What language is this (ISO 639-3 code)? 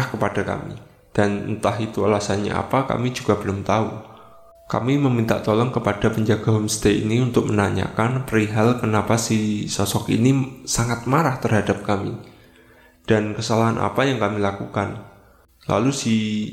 ind